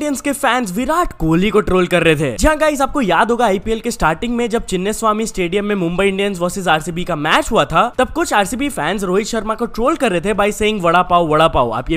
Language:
Hindi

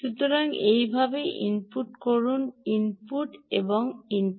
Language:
Bangla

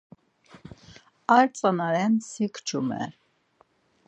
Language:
Laz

